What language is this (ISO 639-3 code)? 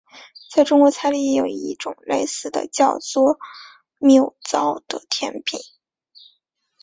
zho